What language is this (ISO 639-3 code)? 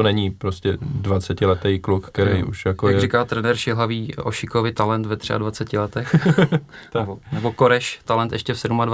ces